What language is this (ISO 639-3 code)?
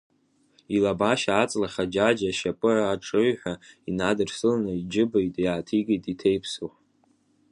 abk